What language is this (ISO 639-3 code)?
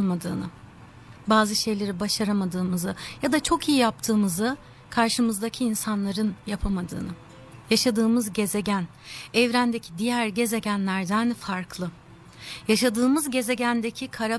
tur